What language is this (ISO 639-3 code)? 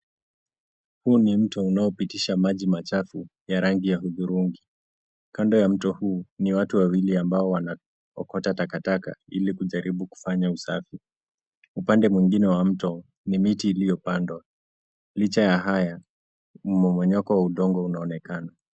swa